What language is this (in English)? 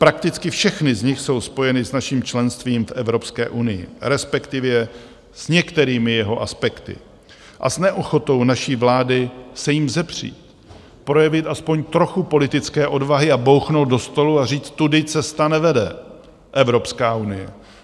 Czech